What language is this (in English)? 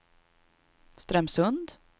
Swedish